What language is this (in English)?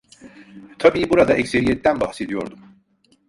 Turkish